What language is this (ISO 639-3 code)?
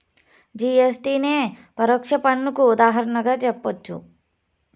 tel